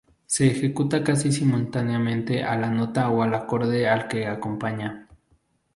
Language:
Spanish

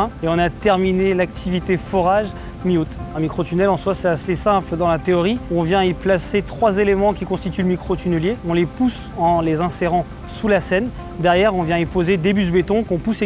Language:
French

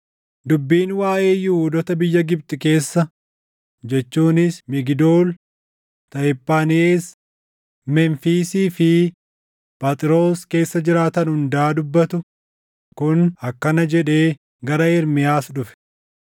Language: Oromo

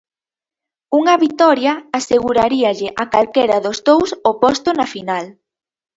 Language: Galician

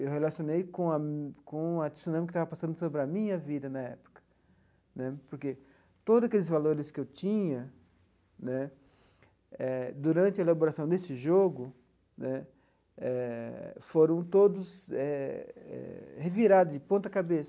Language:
Portuguese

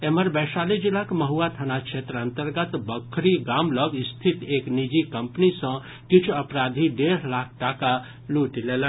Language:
Maithili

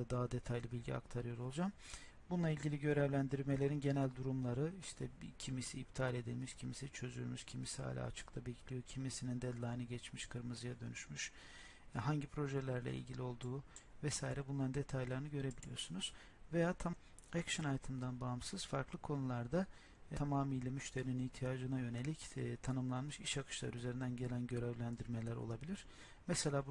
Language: Turkish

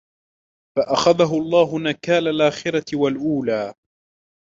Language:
Arabic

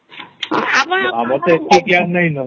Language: Odia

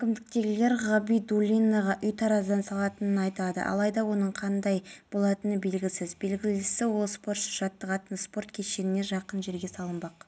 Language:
Kazakh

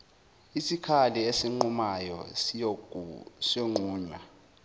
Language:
Zulu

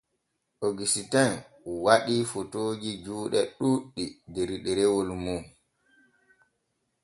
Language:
Borgu Fulfulde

